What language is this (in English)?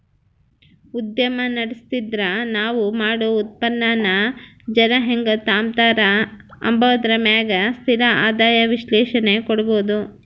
Kannada